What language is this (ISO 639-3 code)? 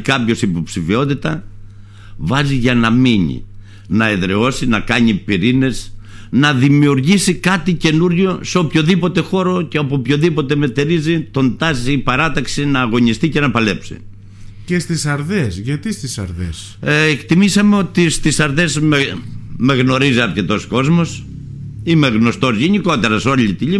ell